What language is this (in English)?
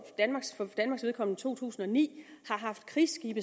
Danish